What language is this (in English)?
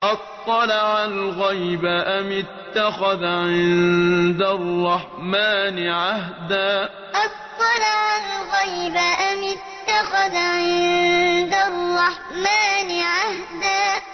Arabic